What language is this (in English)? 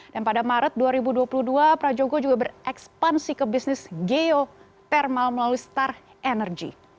Indonesian